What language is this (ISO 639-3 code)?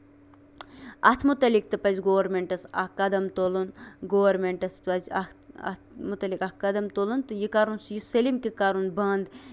kas